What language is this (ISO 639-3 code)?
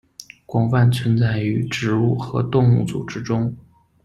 zho